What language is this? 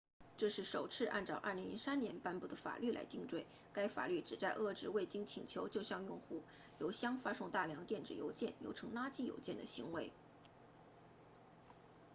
Chinese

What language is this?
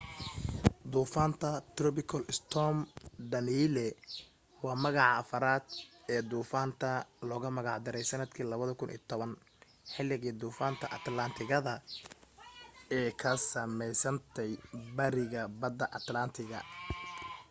Somali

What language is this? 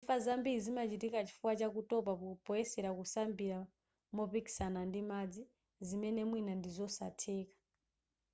Nyanja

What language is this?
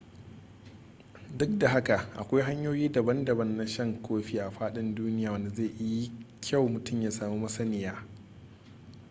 Hausa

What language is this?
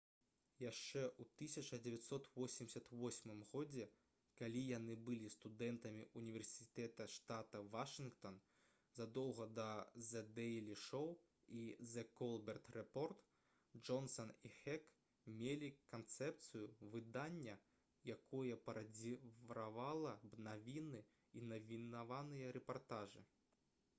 Belarusian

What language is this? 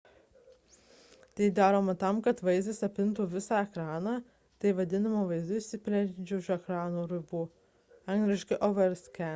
Lithuanian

